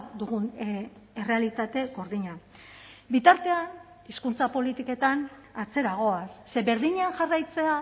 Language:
Basque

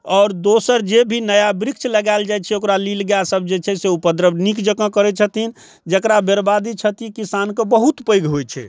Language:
Maithili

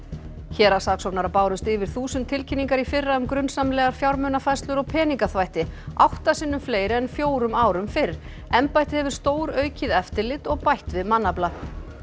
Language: Icelandic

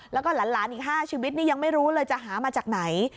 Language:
Thai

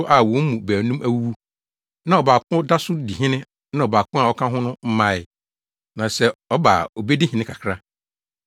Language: Akan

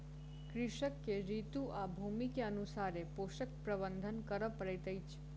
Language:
Maithili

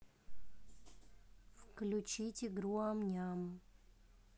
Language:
Russian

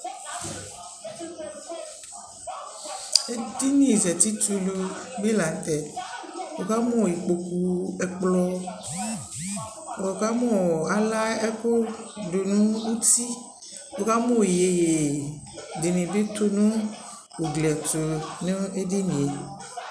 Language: Ikposo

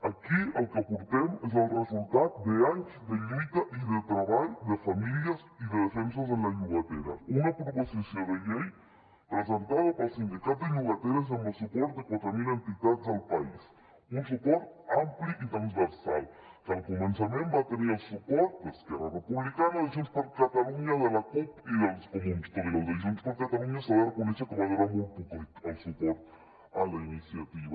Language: Catalan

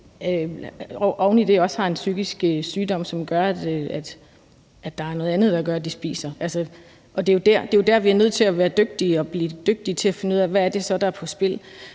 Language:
Danish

